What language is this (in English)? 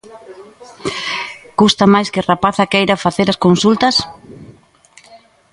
Galician